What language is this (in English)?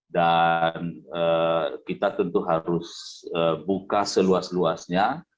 Indonesian